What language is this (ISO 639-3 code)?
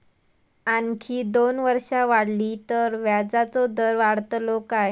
mar